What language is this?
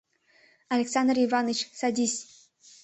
Mari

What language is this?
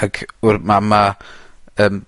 Welsh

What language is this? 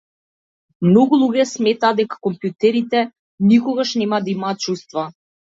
Macedonian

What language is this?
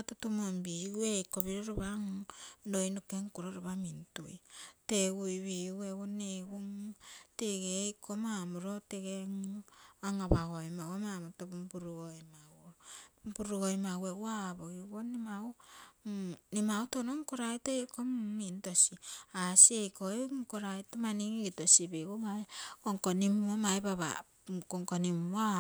Terei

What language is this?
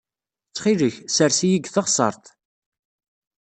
Kabyle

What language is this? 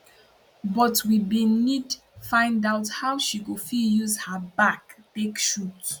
Nigerian Pidgin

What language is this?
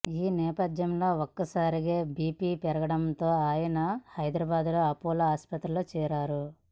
Telugu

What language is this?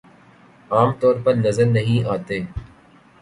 Urdu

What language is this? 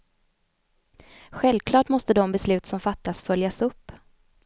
Swedish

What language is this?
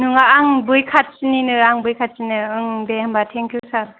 Bodo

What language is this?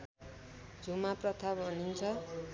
Nepali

